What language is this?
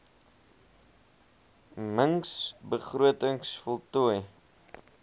Afrikaans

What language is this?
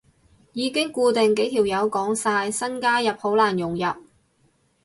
Cantonese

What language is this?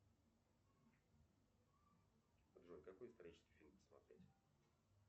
Russian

